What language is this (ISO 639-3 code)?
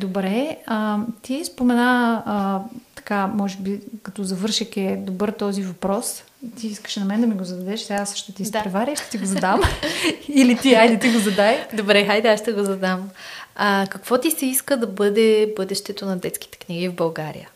bul